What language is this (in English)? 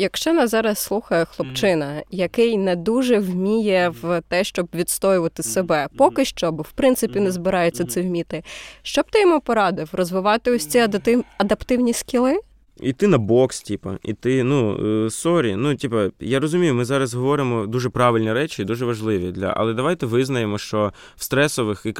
Ukrainian